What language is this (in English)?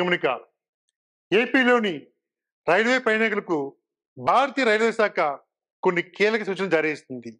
Telugu